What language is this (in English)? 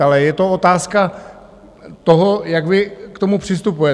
Czech